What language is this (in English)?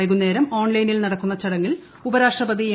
Malayalam